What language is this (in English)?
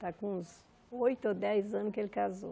Portuguese